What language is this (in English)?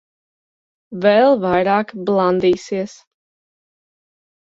Latvian